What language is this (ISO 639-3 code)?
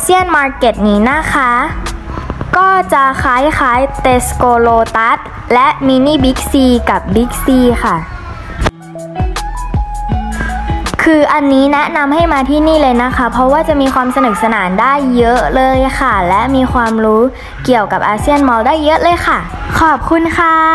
tha